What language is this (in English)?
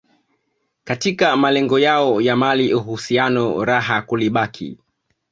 Swahili